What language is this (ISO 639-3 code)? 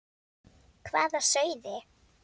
isl